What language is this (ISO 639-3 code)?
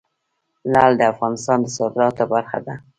pus